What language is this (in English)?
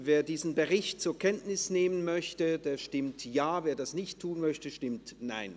Swiss German